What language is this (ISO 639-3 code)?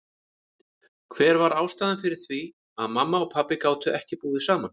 isl